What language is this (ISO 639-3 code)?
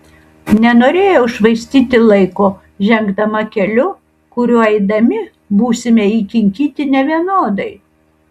lit